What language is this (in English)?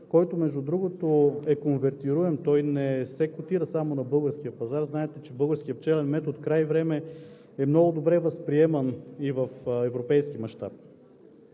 Bulgarian